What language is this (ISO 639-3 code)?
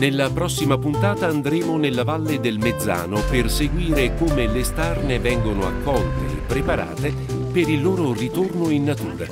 ita